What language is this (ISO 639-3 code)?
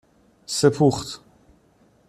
fas